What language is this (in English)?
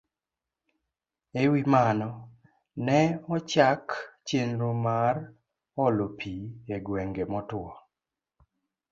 Luo (Kenya and Tanzania)